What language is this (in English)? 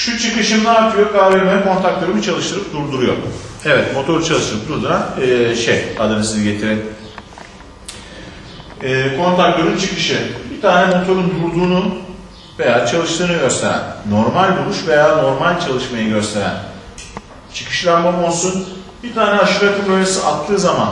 Turkish